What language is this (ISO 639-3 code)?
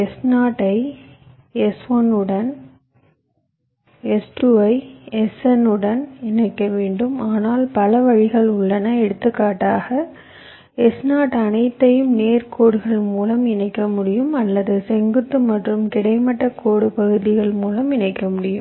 tam